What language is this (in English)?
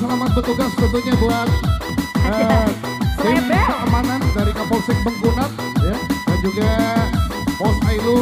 Indonesian